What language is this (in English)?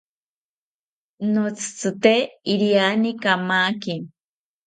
South Ucayali Ashéninka